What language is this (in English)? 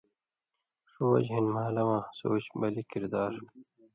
Indus Kohistani